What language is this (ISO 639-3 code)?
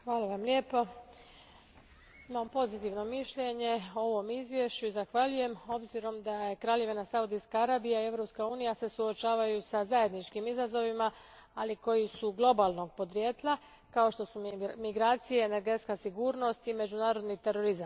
hrv